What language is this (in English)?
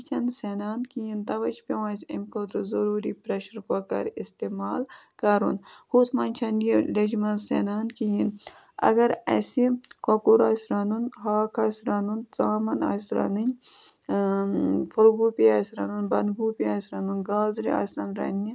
Kashmiri